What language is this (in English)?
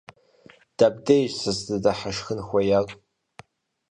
Kabardian